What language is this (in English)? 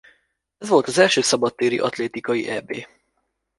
Hungarian